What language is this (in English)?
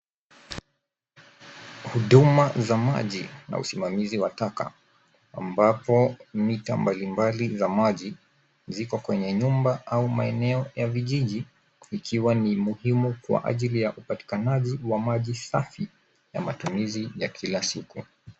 Swahili